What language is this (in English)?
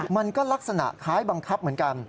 Thai